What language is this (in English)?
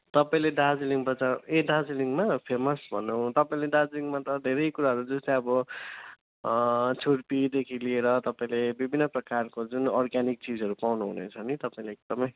Nepali